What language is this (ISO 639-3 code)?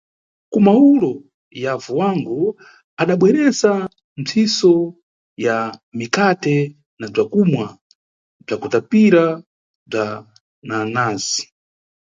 nyu